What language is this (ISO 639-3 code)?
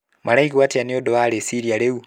kik